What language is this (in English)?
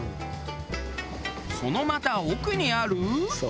Japanese